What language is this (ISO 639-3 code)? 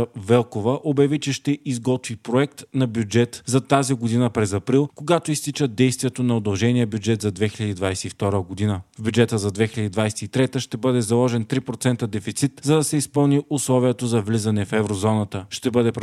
bul